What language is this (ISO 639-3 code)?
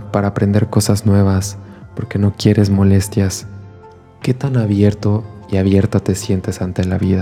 spa